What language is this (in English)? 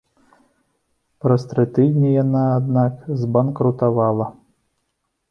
Belarusian